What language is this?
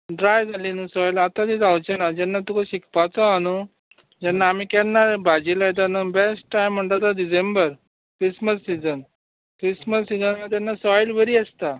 Konkani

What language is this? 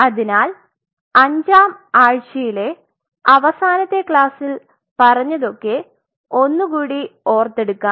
Malayalam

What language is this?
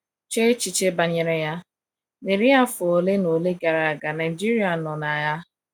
Igbo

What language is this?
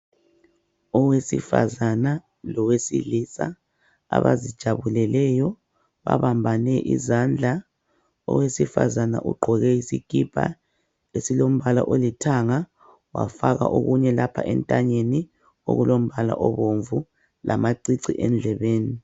North Ndebele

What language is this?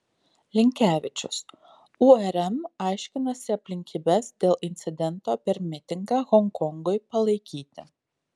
Lithuanian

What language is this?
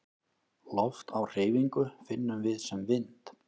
Icelandic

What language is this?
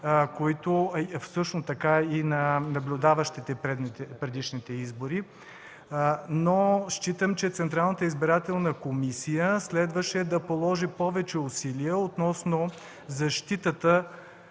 Bulgarian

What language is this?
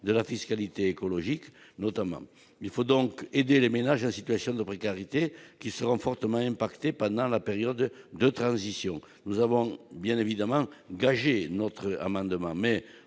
French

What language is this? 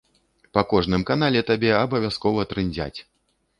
Belarusian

